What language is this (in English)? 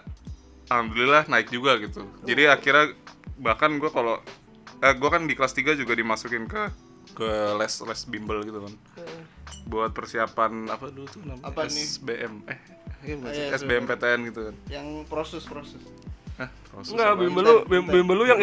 Indonesian